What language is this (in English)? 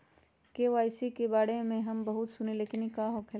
Magahi